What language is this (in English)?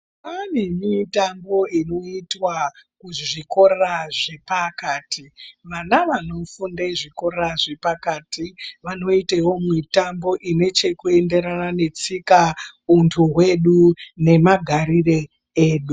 Ndau